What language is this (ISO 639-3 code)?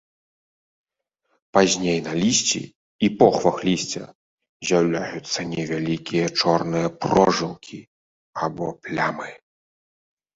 bel